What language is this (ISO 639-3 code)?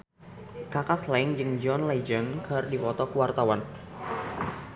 sun